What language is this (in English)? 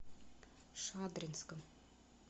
Russian